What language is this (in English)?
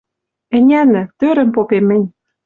Western Mari